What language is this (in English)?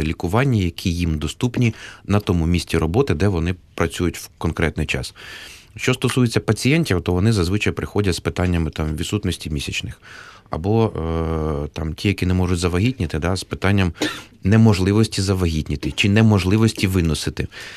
Ukrainian